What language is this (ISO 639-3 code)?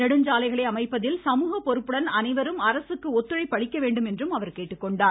tam